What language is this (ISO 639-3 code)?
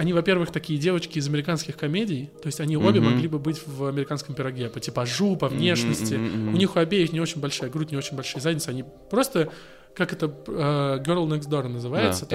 rus